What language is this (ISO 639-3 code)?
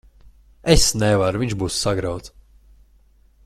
lav